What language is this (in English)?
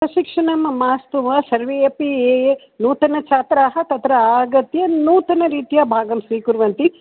Sanskrit